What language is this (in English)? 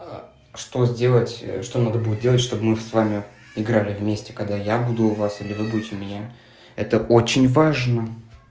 Russian